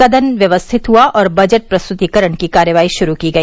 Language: Hindi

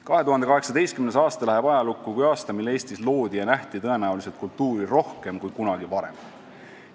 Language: Estonian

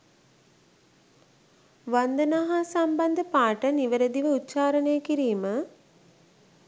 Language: Sinhala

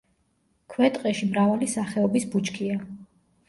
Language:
Georgian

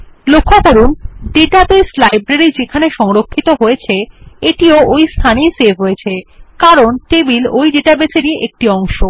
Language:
Bangla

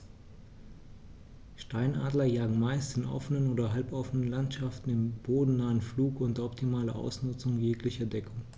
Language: German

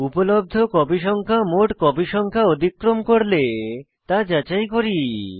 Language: Bangla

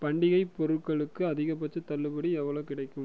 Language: Tamil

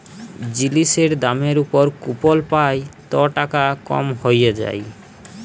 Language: Bangla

